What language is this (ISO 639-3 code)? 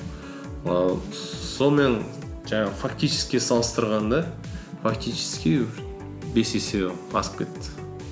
kaz